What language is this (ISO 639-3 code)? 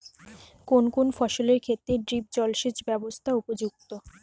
ben